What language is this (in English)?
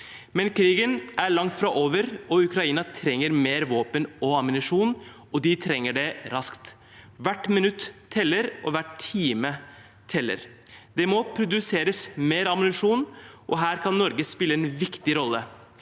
Norwegian